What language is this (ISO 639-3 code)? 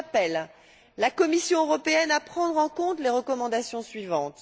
fra